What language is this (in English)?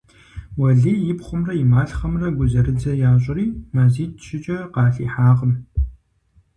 Kabardian